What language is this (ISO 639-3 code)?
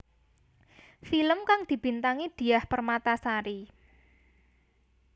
jav